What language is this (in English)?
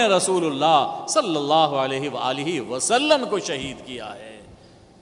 Urdu